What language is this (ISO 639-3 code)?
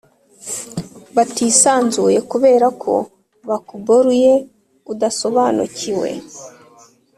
kin